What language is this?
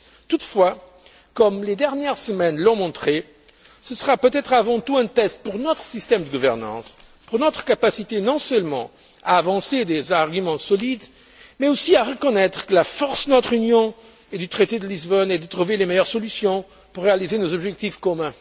French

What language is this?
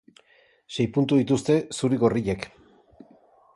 Basque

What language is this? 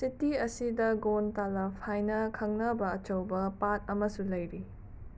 Manipuri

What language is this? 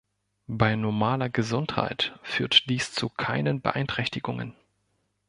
German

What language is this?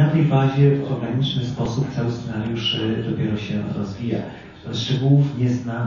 Polish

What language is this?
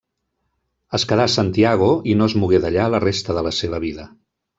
Catalan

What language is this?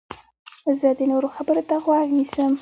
Pashto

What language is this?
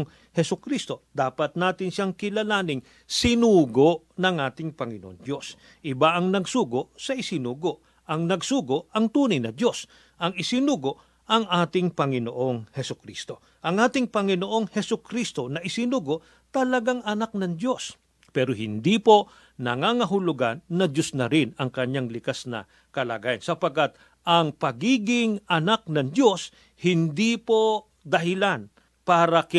Filipino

